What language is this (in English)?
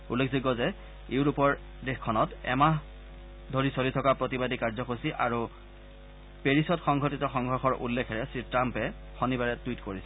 Assamese